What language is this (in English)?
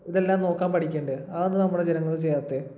Malayalam